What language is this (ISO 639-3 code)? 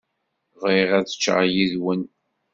kab